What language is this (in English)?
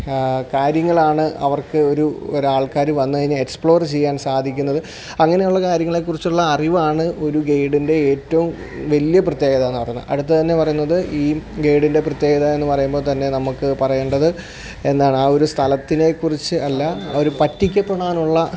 Malayalam